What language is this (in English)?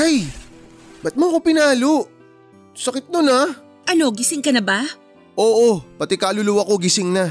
Filipino